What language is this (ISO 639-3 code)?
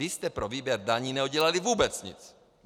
ces